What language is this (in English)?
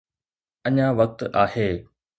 Sindhi